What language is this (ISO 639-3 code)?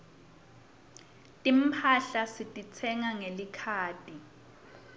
ssw